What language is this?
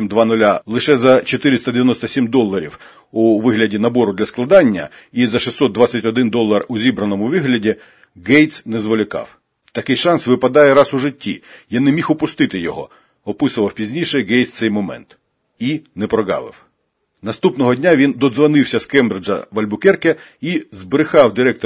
Ukrainian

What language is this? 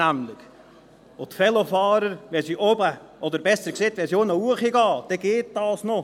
Swiss German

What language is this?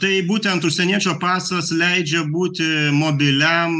Lithuanian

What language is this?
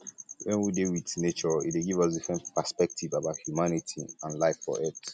Nigerian Pidgin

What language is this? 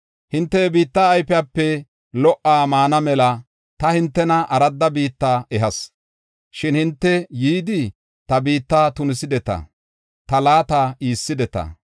Gofa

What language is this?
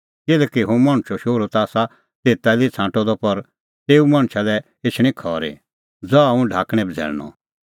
Kullu Pahari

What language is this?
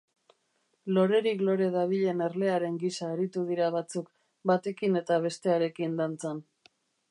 Basque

